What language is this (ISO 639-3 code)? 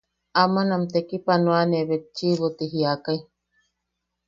yaq